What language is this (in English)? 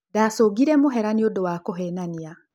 Kikuyu